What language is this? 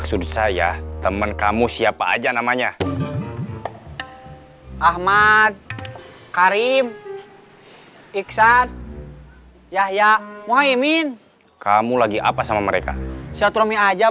Indonesian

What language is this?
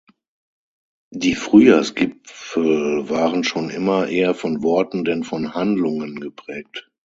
German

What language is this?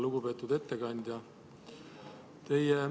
Estonian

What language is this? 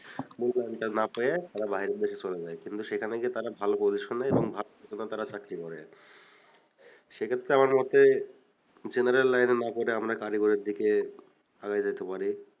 Bangla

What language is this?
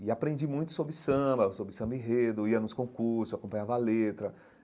Portuguese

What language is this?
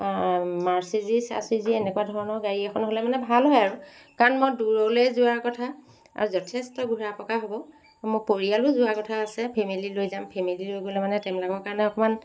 Assamese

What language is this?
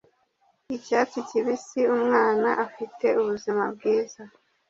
Kinyarwanda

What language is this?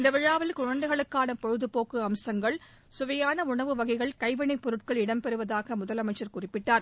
Tamil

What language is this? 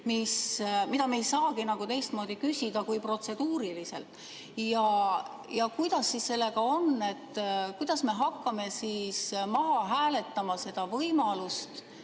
Estonian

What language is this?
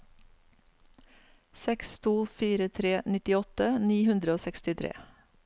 Norwegian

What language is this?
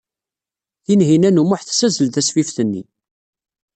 Kabyle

